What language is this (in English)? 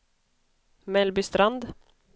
Swedish